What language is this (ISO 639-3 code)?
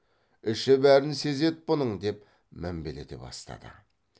kaz